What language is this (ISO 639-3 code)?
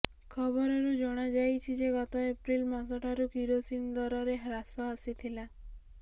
ori